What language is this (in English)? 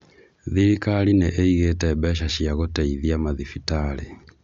Kikuyu